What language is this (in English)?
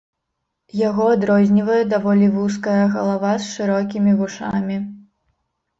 Belarusian